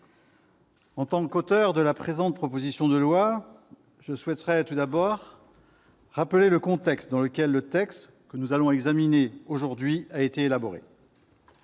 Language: French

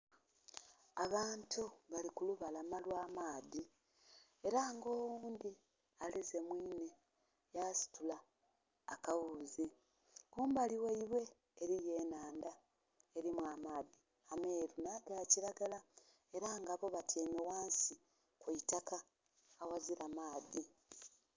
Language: Soga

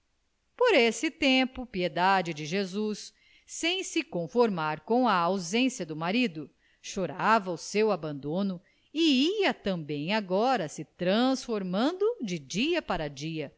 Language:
Portuguese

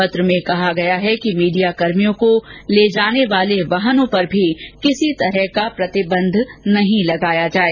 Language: Hindi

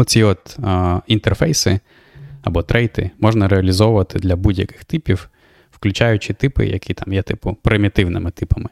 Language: Ukrainian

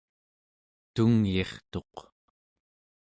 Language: Central Yupik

